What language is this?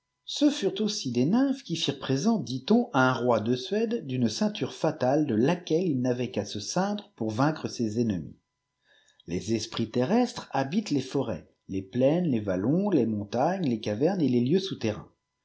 French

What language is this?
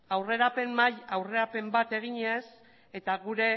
Basque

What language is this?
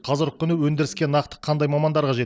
Kazakh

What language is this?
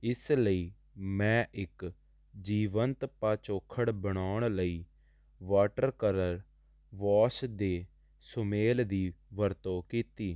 Punjabi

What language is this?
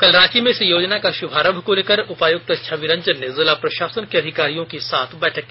Hindi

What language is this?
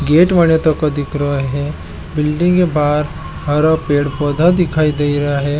Marwari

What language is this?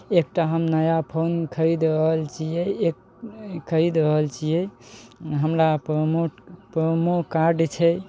Maithili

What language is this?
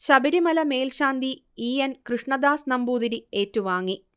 Malayalam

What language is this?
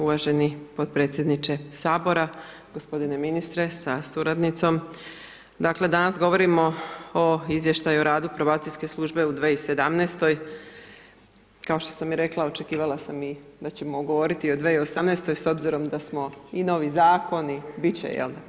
Croatian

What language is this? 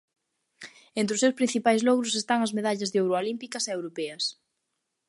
Galician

